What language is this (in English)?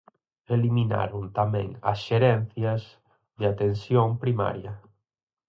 Galician